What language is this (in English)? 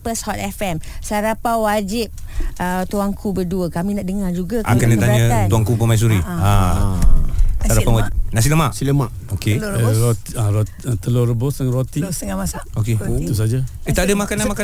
Malay